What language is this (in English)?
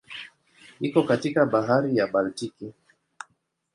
Swahili